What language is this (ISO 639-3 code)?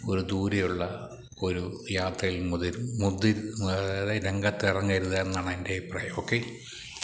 mal